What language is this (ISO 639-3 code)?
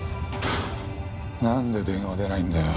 jpn